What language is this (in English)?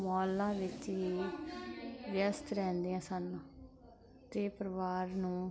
Punjabi